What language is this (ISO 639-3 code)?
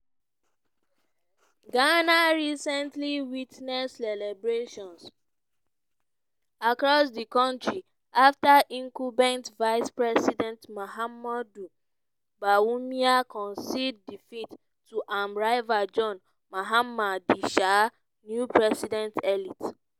pcm